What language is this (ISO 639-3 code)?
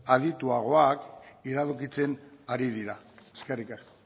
eus